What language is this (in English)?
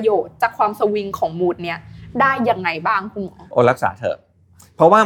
Thai